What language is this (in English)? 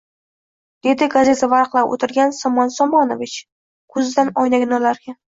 Uzbek